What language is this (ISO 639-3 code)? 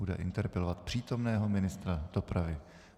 ces